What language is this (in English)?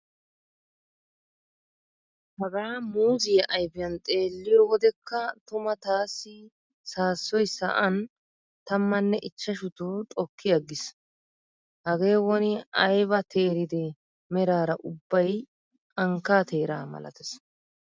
Wolaytta